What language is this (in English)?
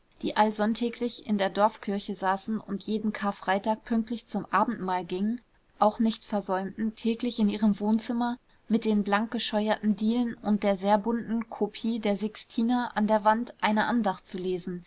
German